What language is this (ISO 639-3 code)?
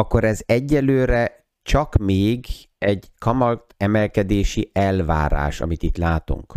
hun